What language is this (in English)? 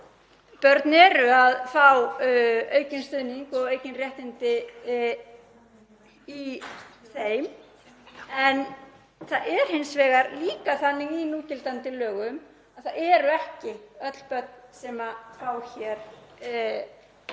Icelandic